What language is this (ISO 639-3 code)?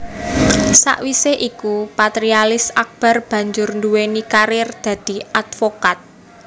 jav